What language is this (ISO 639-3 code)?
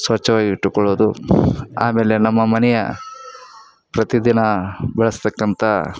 kan